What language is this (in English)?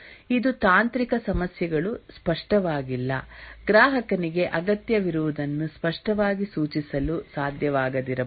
Kannada